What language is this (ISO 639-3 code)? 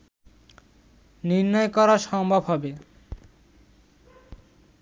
ben